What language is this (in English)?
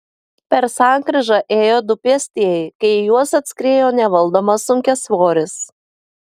Lithuanian